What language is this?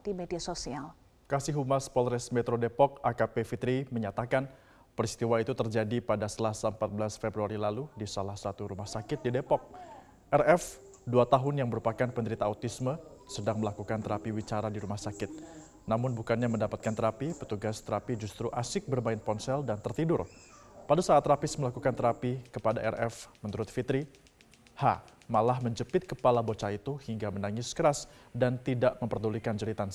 Indonesian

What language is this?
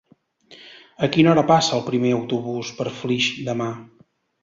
Catalan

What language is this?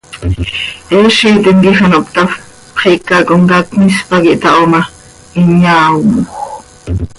Seri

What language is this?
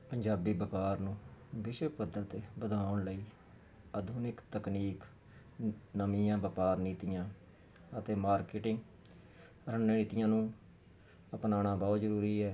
Punjabi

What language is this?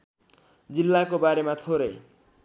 Nepali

